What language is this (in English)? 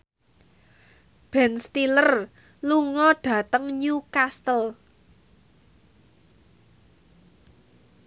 Javanese